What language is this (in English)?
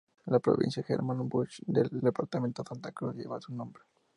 Spanish